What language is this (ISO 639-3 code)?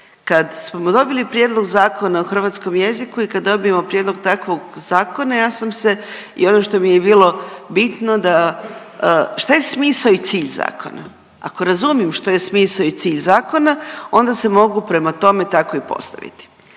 hrv